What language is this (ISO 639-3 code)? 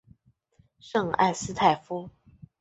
zho